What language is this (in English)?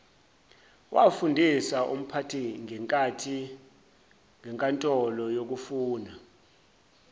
Zulu